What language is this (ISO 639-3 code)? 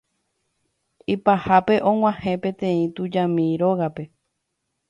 grn